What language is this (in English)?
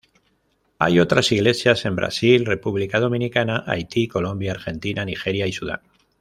Spanish